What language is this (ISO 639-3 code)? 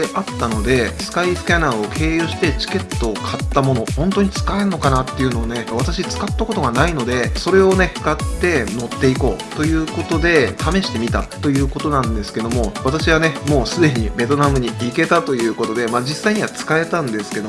jpn